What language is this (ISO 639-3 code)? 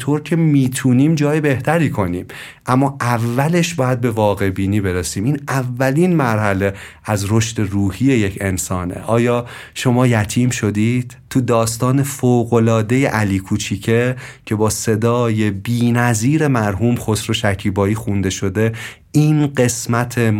fas